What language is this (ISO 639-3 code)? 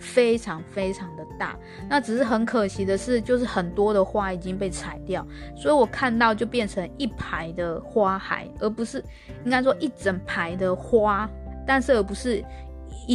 zho